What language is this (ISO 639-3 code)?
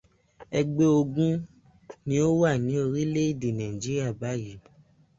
yor